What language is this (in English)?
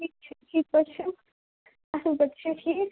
Kashmiri